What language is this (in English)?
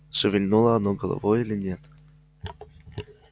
Russian